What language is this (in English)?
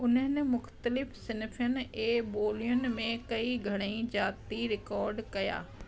Sindhi